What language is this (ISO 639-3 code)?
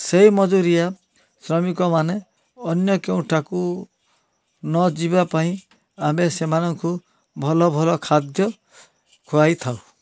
ori